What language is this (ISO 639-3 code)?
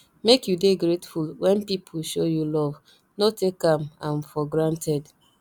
pcm